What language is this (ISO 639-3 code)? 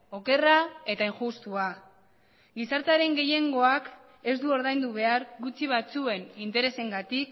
eus